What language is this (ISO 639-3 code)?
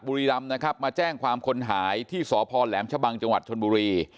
tha